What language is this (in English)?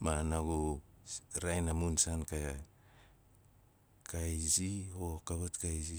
Nalik